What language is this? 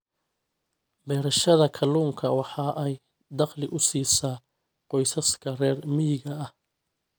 Somali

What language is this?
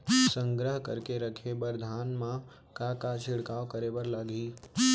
Chhattisgarhi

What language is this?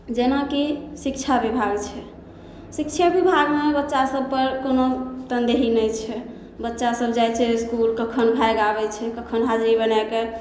Maithili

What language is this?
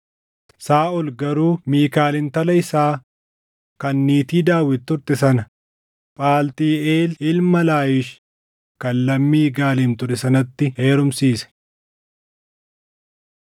Oromo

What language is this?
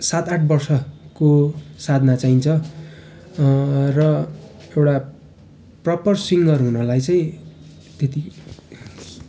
Nepali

